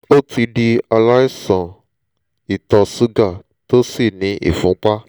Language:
Yoruba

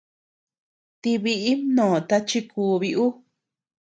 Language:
Tepeuxila Cuicatec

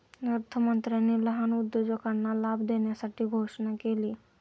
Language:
Marathi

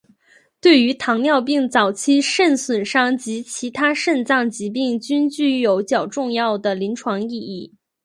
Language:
Chinese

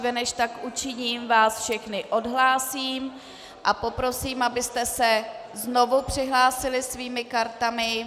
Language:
Czech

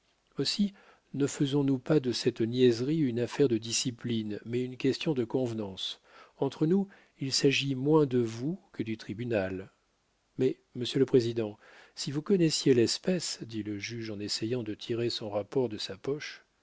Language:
French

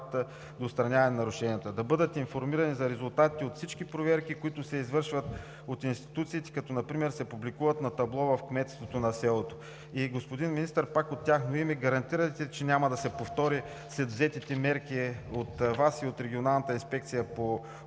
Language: Bulgarian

